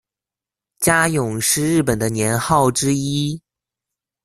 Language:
Chinese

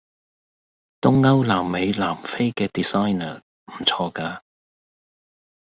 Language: Cantonese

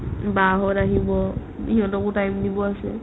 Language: Assamese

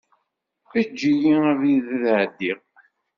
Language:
Kabyle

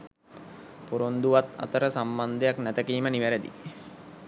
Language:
Sinhala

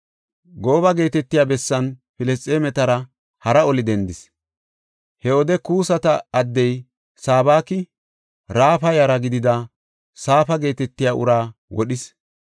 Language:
Gofa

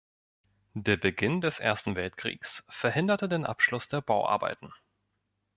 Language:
German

